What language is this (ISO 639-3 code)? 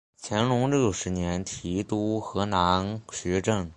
zho